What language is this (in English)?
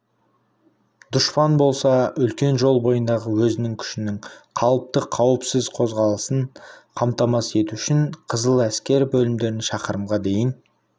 Kazakh